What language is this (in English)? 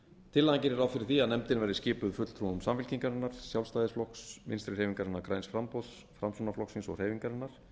Icelandic